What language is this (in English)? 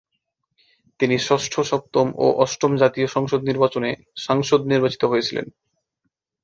Bangla